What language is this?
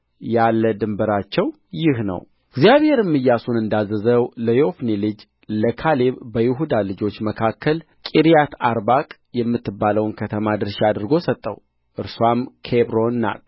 Amharic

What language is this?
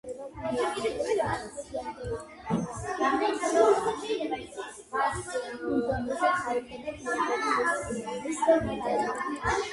Georgian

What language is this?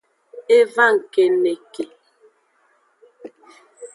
Aja (Benin)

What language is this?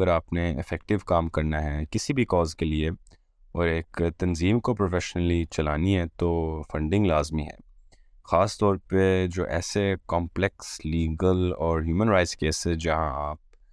Urdu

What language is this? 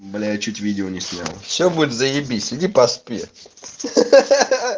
Russian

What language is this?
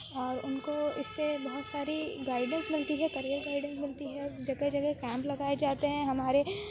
Urdu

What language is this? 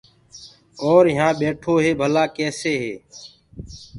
Gurgula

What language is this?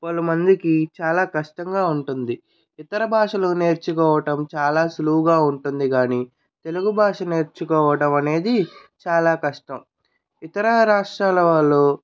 Telugu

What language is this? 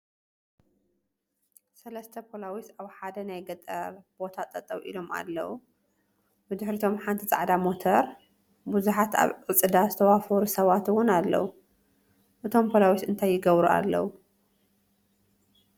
Tigrinya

